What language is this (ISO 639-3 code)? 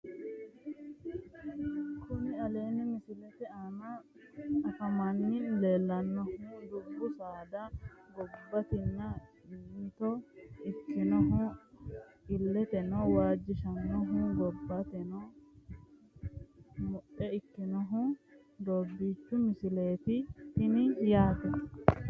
sid